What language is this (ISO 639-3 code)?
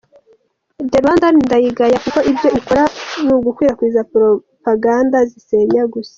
kin